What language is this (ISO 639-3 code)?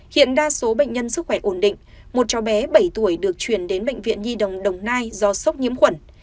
vie